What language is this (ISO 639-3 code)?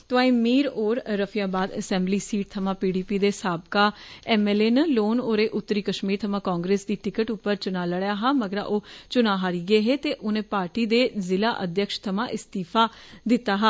doi